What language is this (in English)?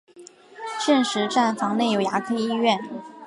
Chinese